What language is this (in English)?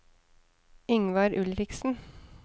Norwegian